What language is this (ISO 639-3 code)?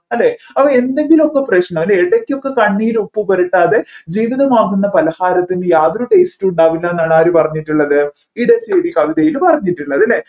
mal